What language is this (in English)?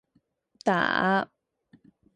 Chinese